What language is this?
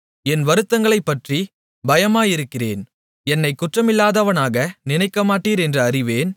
Tamil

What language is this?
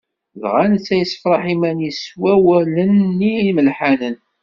Kabyle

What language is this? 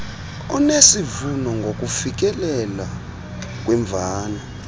Xhosa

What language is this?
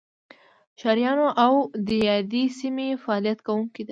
Pashto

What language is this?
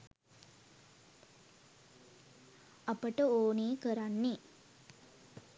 Sinhala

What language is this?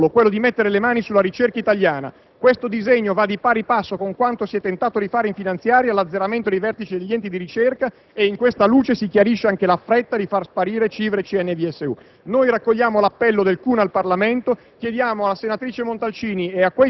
Italian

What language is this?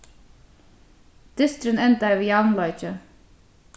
Faroese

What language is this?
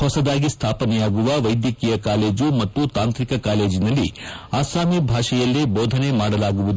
Kannada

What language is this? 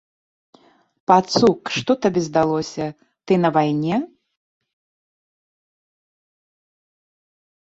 Belarusian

